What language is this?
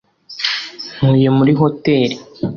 Kinyarwanda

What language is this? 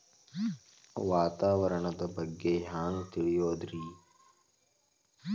Kannada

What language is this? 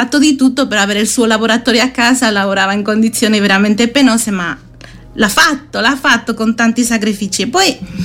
Italian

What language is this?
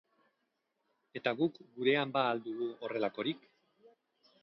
Basque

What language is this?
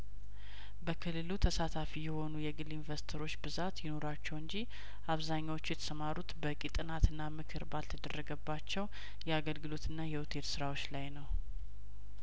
Amharic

